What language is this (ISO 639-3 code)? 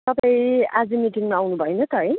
nep